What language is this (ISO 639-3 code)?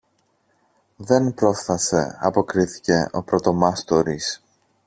ell